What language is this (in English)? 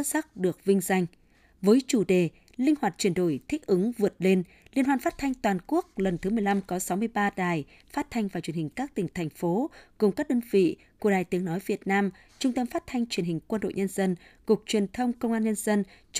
Vietnamese